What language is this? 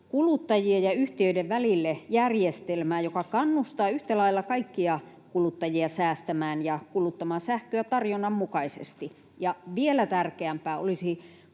Finnish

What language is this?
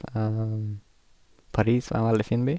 Norwegian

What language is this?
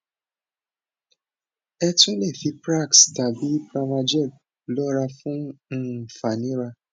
Yoruba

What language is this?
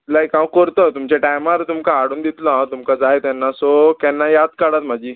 Konkani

